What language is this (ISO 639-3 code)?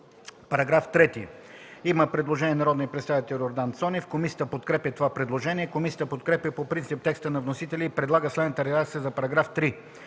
bul